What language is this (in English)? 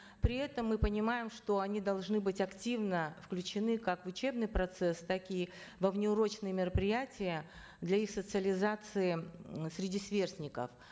Kazakh